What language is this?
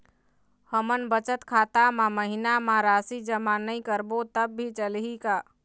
Chhattisgarhi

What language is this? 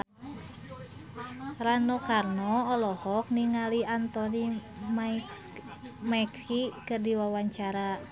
Sundanese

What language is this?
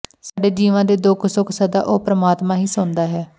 Punjabi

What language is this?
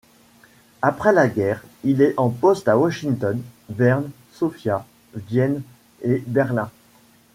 French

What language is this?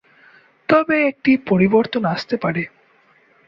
Bangla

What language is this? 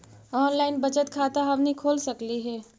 Magahi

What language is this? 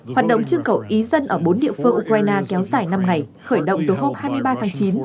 Vietnamese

